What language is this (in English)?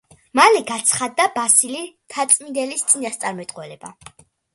Georgian